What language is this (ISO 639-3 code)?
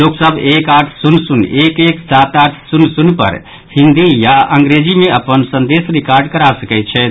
mai